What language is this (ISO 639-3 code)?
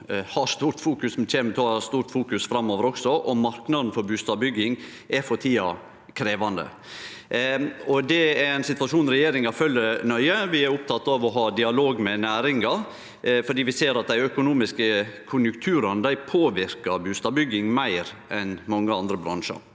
nor